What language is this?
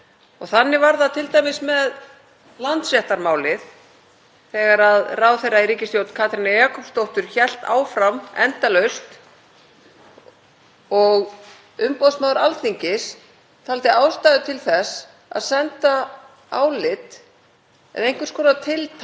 Icelandic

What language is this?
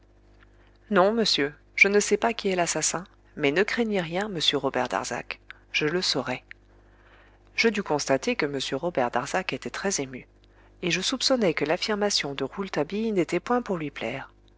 French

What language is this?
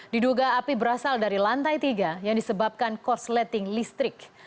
Indonesian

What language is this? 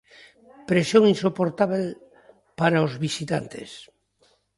Galician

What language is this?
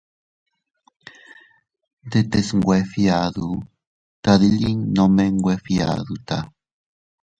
Teutila Cuicatec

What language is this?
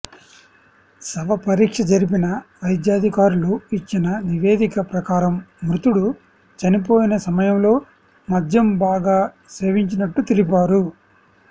Telugu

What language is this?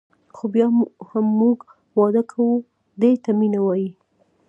Pashto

